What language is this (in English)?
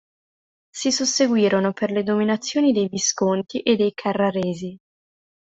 Italian